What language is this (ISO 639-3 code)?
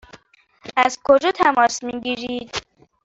fas